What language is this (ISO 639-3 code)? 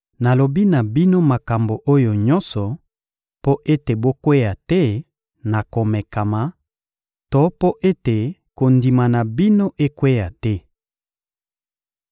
lin